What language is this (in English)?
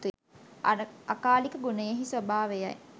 Sinhala